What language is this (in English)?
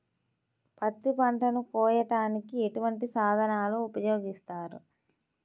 Telugu